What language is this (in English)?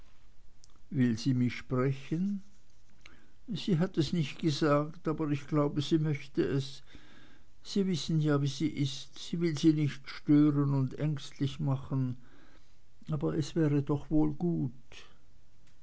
German